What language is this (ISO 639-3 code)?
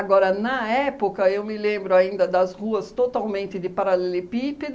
por